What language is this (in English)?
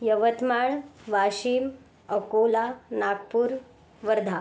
Marathi